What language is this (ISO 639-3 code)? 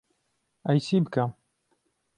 ckb